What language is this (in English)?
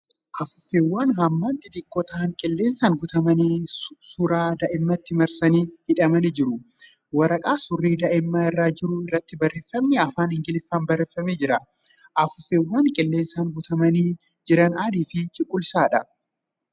Oromo